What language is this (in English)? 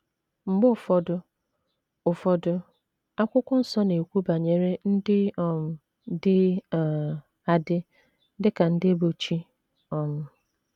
Igbo